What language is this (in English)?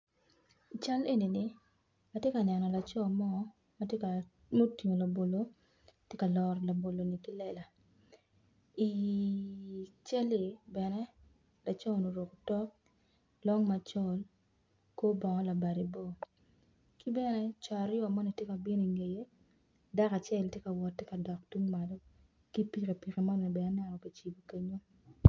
Acoli